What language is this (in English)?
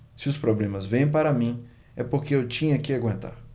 Portuguese